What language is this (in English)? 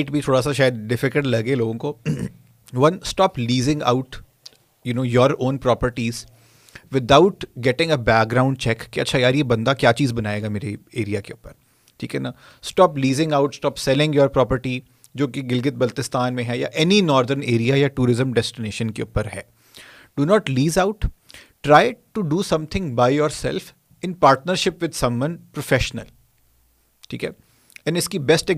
Urdu